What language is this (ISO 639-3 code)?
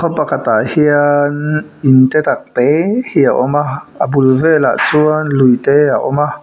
lus